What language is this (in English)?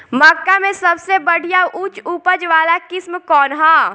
Bhojpuri